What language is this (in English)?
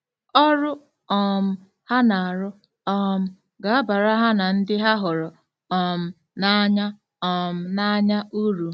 Igbo